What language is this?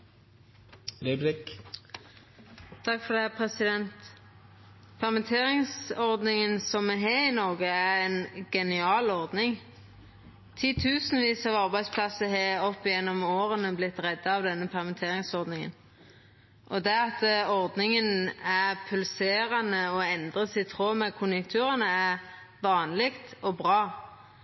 Norwegian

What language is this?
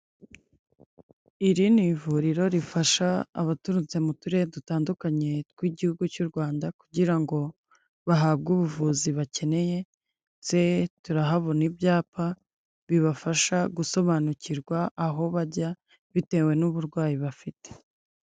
Kinyarwanda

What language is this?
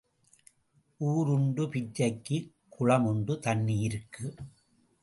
Tamil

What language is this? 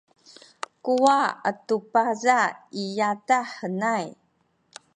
Sakizaya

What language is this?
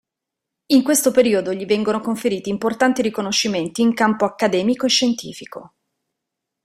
Italian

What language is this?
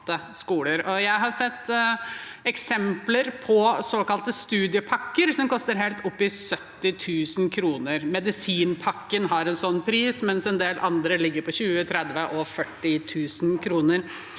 Norwegian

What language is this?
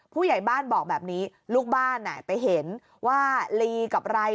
Thai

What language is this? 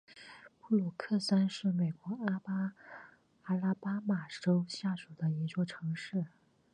Chinese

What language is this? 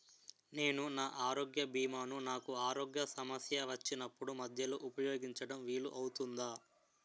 Telugu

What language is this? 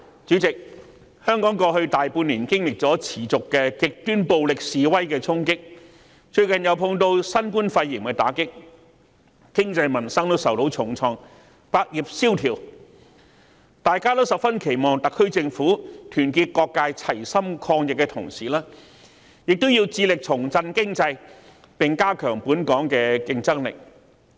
Cantonese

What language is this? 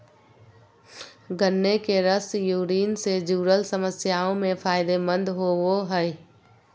Magahi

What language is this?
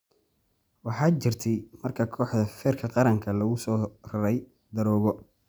Somali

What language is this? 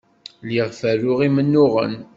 Kabyle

